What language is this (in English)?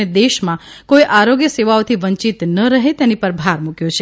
Gujarati